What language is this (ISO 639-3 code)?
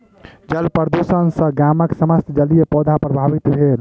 mai